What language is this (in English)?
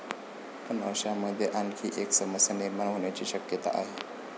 Marathi